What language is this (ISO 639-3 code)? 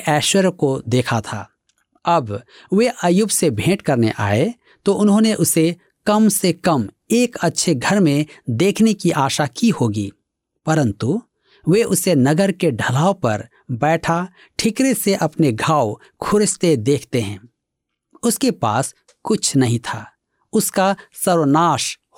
hin